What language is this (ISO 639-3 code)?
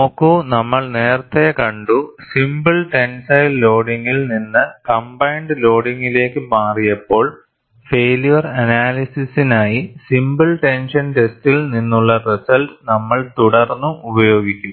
mal